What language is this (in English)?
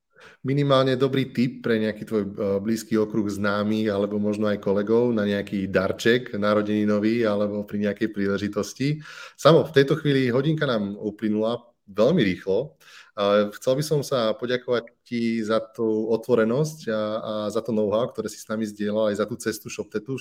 Slovak